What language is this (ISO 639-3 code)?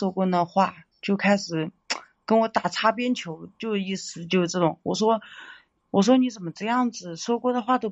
zho